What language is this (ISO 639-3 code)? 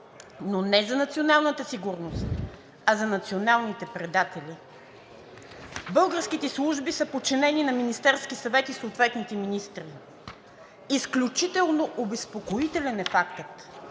bul